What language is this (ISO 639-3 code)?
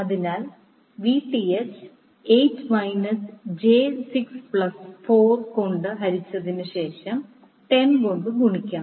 mal